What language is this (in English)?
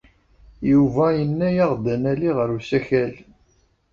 Kabyle